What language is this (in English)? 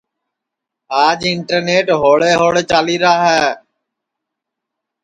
Sansi